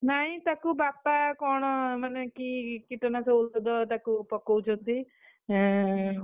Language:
Odia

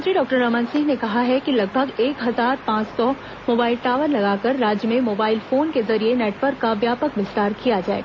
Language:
Hindi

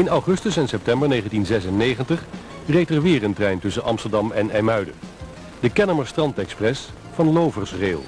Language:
Dutch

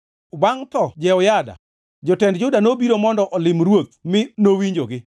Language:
Luo (Kenya and Tanzania)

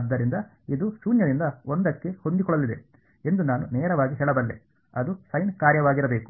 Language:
Kannada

